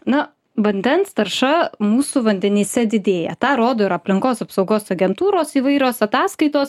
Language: Lithuanian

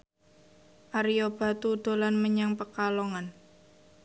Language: Javanese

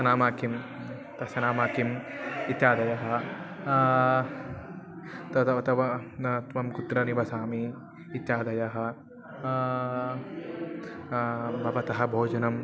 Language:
Sanskrit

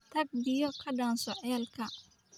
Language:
Somali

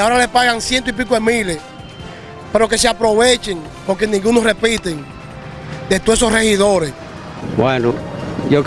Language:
Spanish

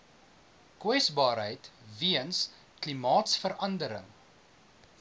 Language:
Afrikaans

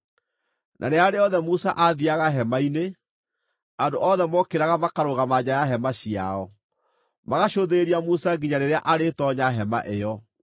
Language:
Kikuyu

